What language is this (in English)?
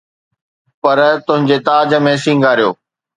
Sindhi